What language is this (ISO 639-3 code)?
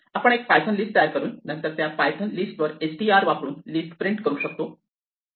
mar